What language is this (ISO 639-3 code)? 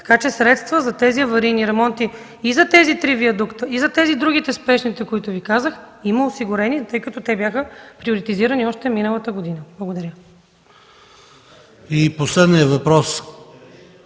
bul